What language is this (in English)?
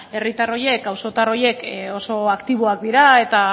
Basque